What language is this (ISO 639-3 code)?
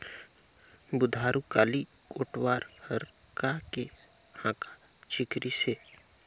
hne